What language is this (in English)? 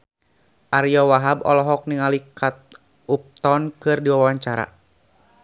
Sundanese